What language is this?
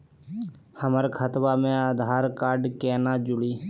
Magahi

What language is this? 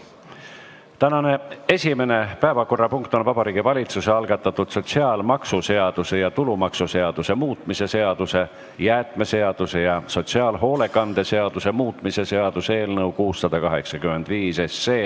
Estonian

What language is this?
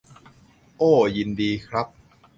Thai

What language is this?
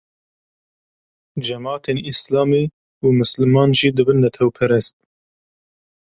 Kurdish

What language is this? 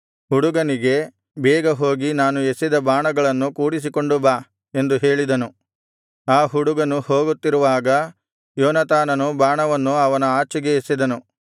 Kannada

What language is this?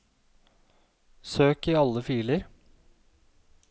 Norwegian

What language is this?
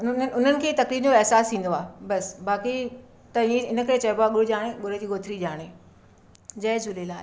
Sindhi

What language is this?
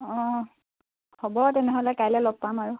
Assamese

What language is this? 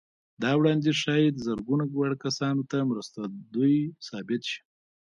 Pashto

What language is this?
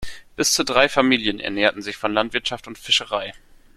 German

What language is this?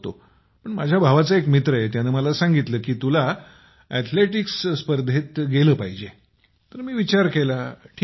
Marathi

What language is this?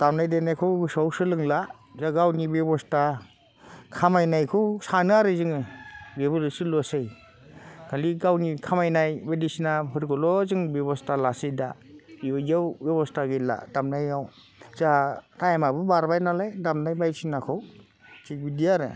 Bodo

